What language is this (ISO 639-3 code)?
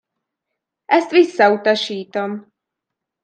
hun